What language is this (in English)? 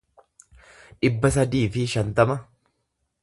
Oromo